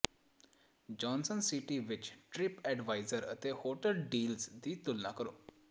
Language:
Punjabi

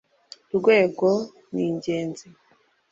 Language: Kinyarwanda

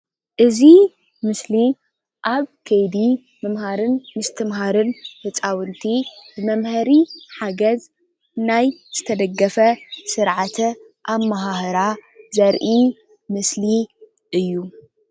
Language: Tigrinya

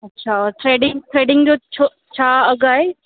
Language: Sindhi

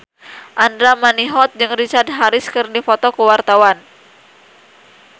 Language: Sundanese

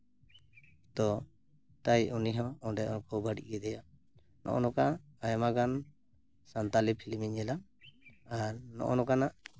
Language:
Santali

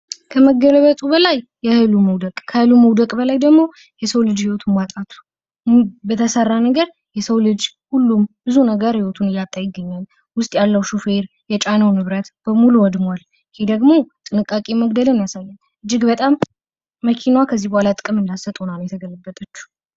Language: Amharic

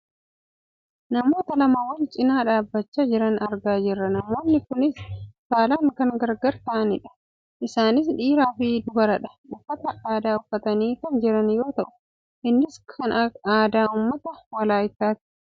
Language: Oromo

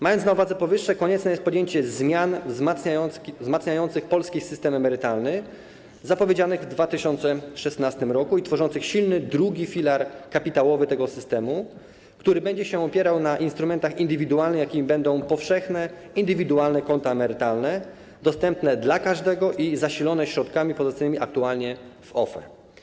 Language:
Polish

